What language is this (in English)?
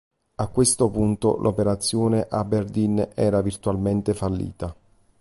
Italian